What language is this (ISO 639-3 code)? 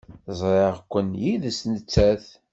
kab